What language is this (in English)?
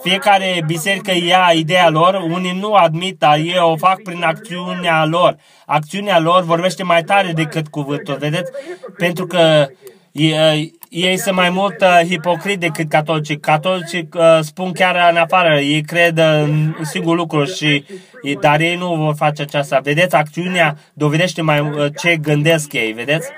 Romanian